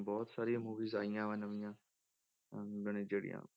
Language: Punjabi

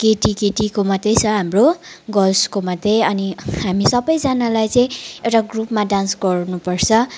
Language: Nepali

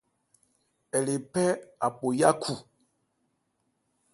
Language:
Ebrié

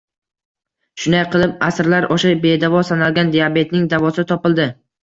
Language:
Uzbek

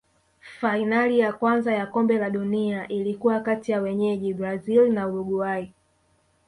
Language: Swahili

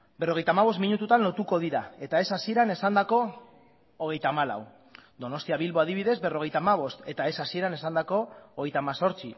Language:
Basque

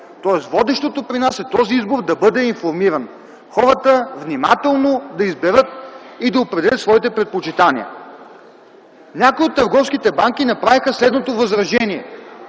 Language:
Bulgarian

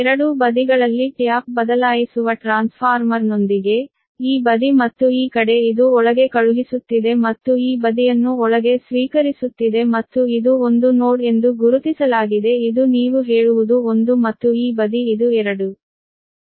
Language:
Kannada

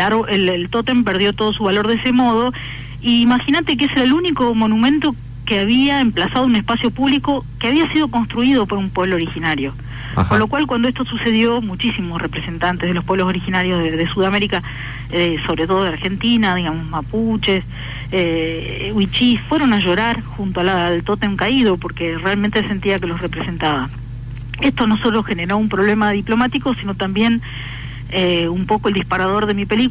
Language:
Spanish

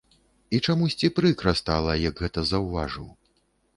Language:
Belarusian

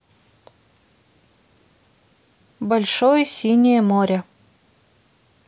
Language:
Russian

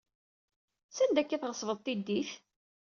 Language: Kabyle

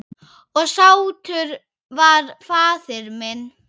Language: Icelandic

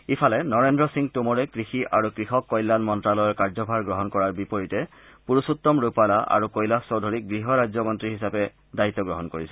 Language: Assamese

